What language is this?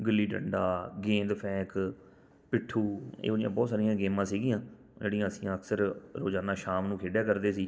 Punjabi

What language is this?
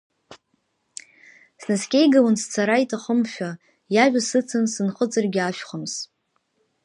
Abkhazian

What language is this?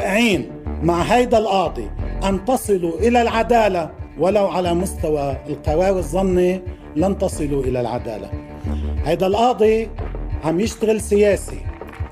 Arabic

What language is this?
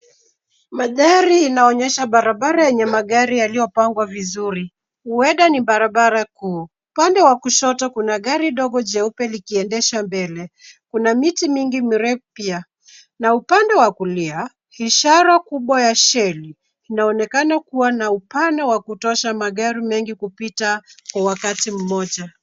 Swahili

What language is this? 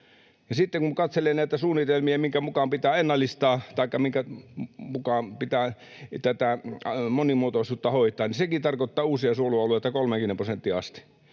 Finnish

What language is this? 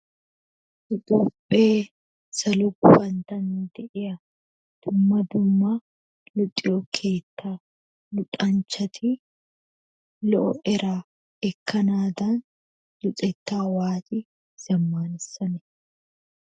Wolaytta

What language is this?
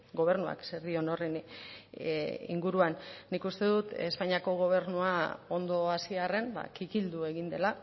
Basque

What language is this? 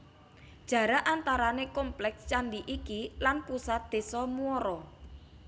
Javanese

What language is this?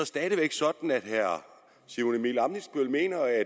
Danish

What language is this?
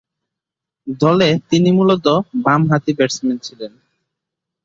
Bangla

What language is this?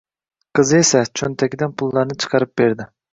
Uzbek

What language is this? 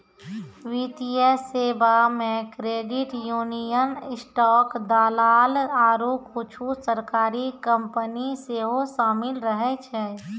Maithili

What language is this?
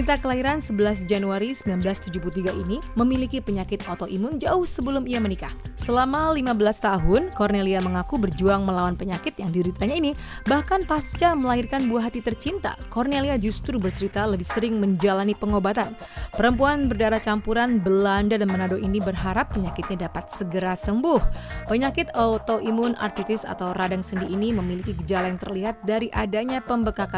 Indonesian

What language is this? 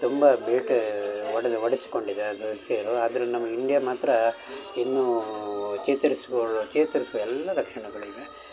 Kannada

